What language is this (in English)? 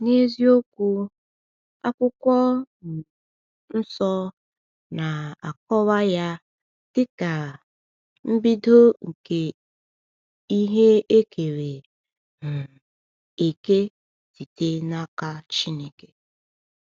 Igbo